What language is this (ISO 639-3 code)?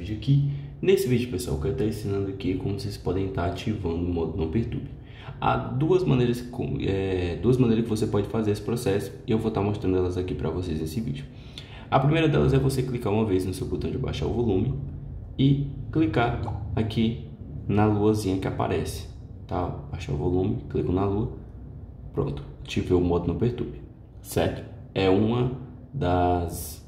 por